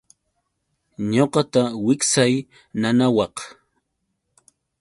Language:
Yauyos Quechua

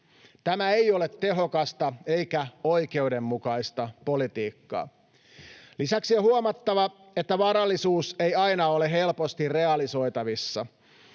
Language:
Finnish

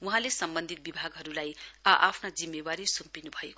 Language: Nepali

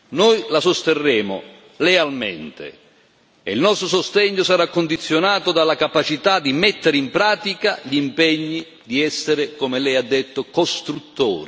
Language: Italian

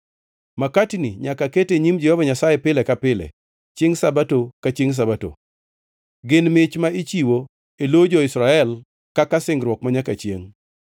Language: Luo (Kenya and Tanzania)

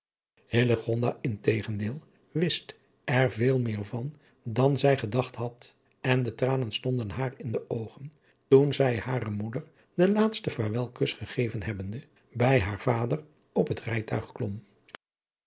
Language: Dutch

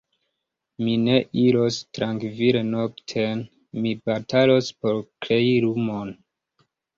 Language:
Esperanto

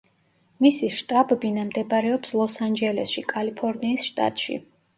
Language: Georgian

